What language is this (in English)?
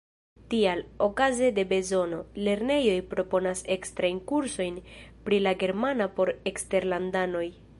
Esperanto